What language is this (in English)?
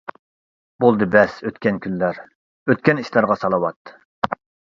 Uyghur